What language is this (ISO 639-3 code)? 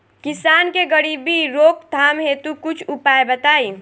bho